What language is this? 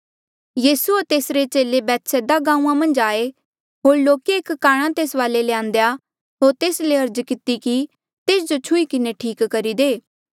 Mandeali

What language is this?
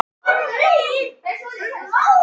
Icelandic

